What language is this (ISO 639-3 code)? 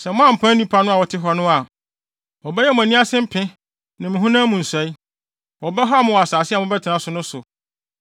aka